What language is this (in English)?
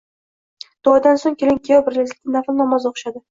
Uzbek